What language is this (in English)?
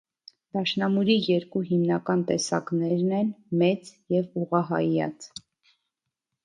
Armenian